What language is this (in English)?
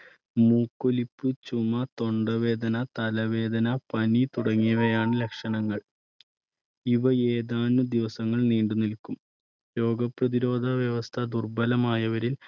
Malayalam